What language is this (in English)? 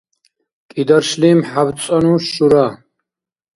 Dargwa